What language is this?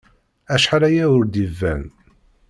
Kabyle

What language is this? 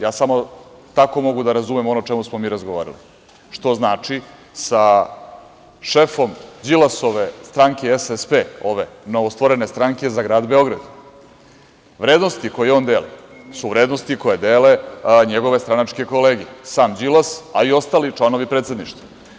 Serbian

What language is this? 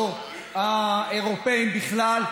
Hebrew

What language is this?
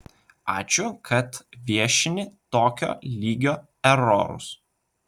Lithuanian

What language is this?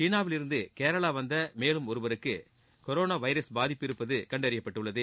Tamil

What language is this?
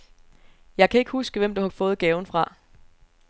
Danish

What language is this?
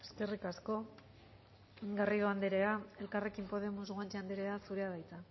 Basque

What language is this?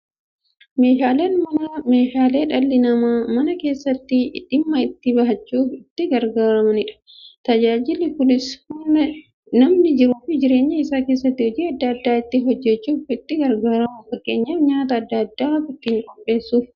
Oromo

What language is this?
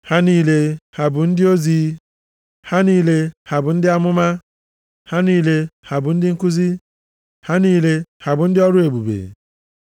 Igbo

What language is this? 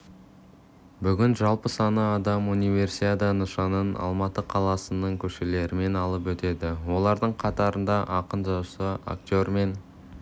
Kazakh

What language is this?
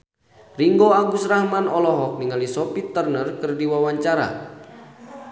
Sundanese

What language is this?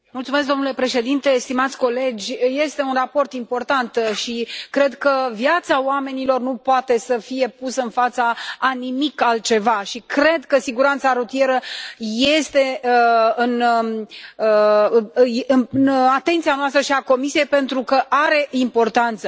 Romanian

